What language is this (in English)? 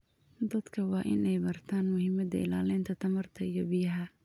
Somali